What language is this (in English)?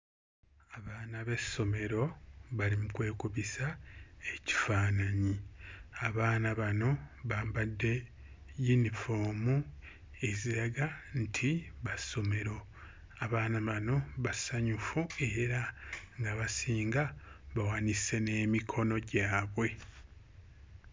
Ganda